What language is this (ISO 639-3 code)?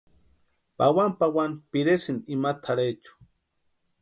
pua